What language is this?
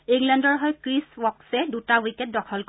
Assamese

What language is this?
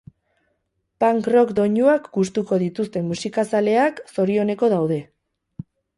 Basque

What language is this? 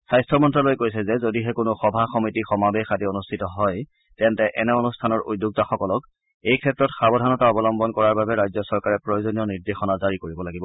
Assamese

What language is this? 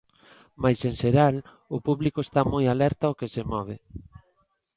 Galician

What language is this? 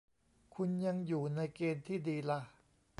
Thai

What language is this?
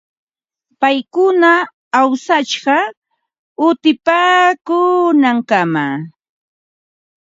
Ambo-Pasco Quechua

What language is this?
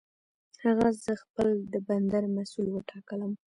Pashto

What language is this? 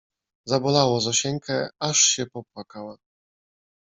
Polish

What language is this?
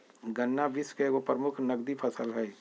Magahi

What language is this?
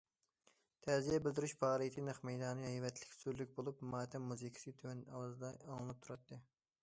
Uyghur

